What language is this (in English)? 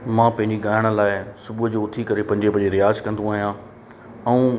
Sindhi